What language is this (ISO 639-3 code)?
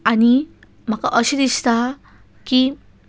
kok